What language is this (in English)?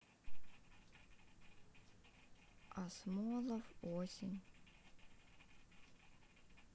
Russian